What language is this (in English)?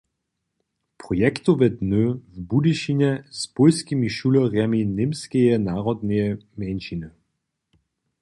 Upper Sorbian